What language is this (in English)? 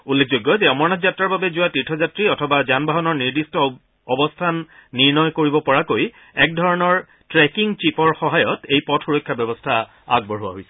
Assamese